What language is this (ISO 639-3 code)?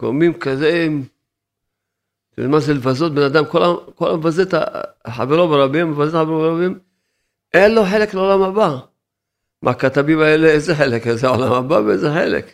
heb